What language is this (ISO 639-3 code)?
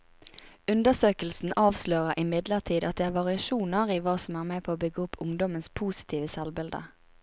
nor